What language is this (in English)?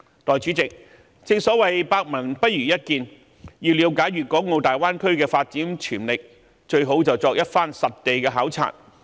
Cantonese